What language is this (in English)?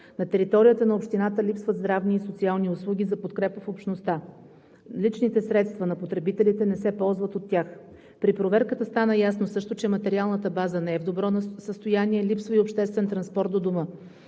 Bulgarian